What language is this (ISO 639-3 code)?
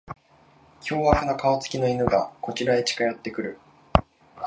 jpn